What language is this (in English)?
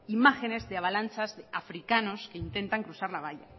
Spanish